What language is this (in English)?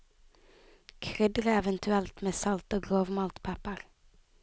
Norwegian